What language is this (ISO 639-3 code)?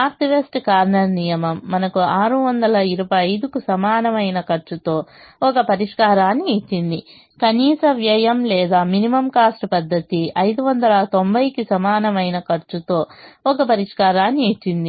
tel